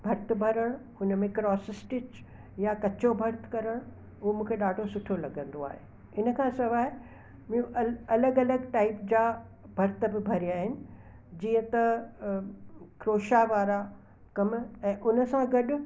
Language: Sindhi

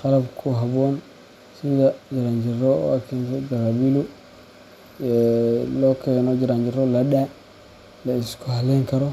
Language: Somali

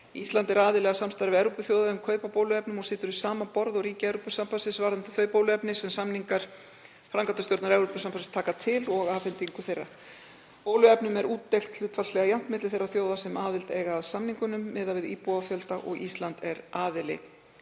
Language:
Icelandic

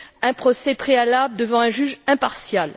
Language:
French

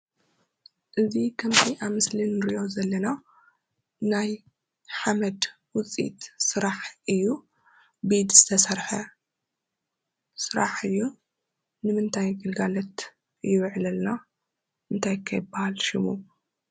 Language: Tigrinya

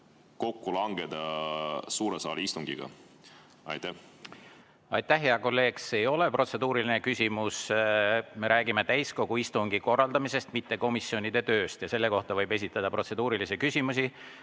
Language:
Estonian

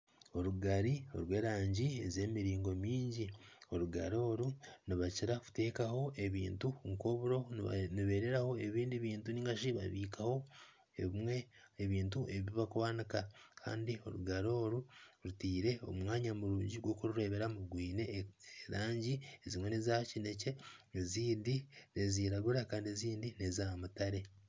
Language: Nyankole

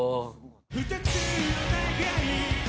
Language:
Japanese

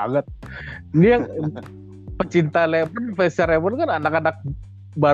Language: Indonesian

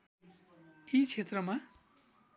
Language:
Nepali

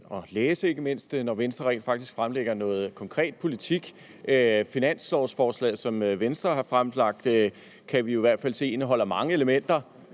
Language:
Danish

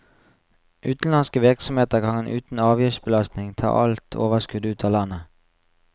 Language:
Norwegian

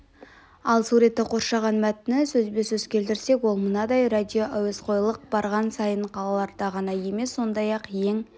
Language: Kazakh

